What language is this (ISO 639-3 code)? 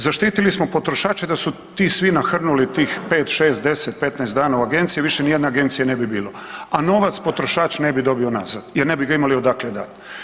hrv